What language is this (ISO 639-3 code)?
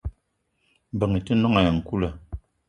eto